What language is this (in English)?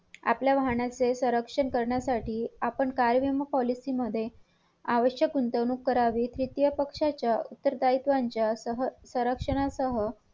Marathi